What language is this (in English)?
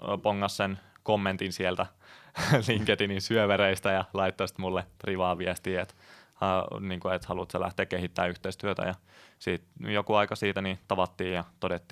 Finnish